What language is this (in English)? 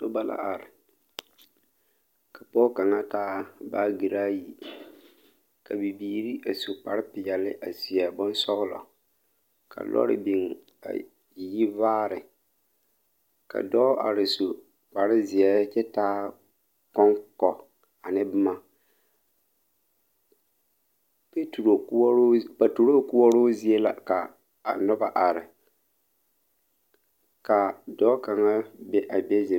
Southern Dagaare